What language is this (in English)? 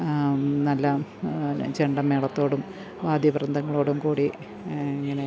Malayalam